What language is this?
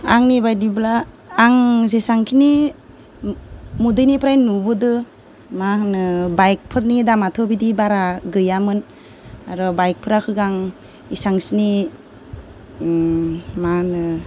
Bodo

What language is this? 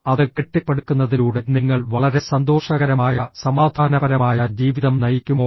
Malayalam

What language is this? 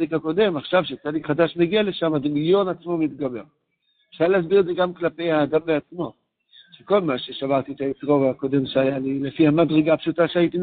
Hebrew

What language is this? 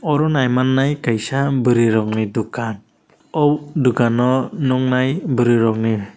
Kok Borok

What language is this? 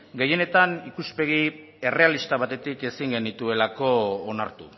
Basque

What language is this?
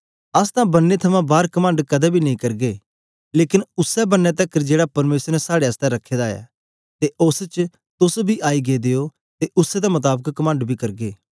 Dogri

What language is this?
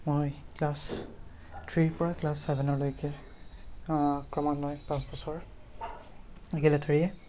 Assamese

